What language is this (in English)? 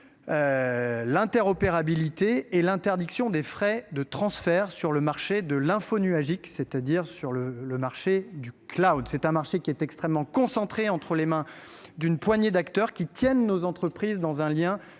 French